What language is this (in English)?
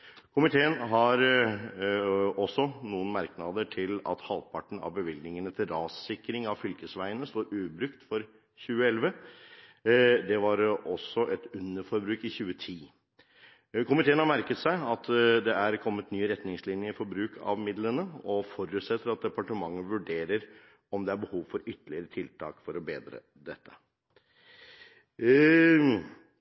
Norwegian Bokmål